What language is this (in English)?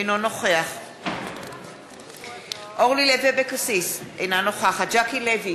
Hebrew